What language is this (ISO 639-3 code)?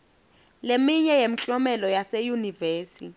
ssw